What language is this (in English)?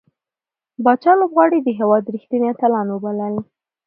Pashto